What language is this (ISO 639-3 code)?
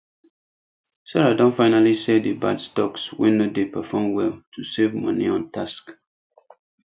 pcm